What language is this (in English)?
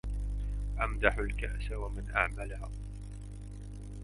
Arabic